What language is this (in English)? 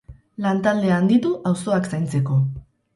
Basque